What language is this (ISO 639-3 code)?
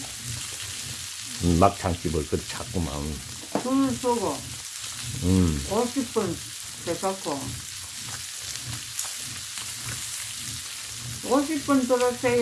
kor